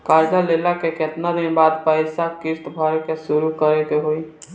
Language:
Bhojpuri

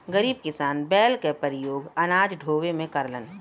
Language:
Bhojpuri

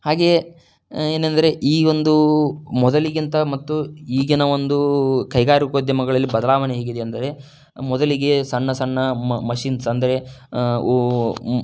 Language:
Kannada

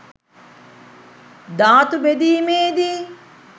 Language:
Sinhala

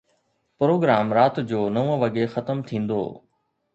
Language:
Sindhi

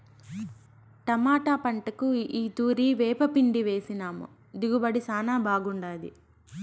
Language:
Telugu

